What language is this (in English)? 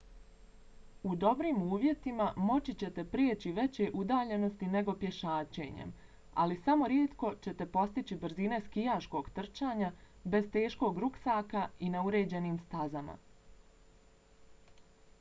Bosnian